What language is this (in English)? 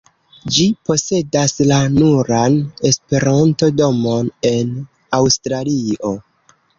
Esperanto